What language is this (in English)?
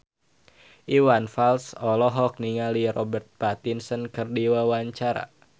Sundanese